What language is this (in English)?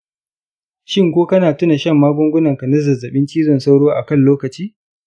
Hausa